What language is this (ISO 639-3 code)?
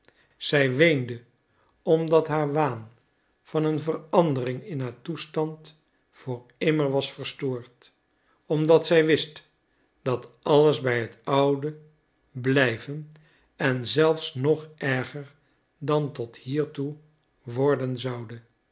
nld